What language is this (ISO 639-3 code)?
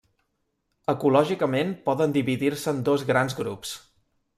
cat